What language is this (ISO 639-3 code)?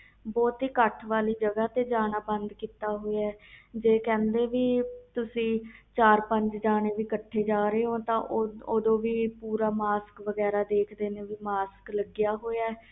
pan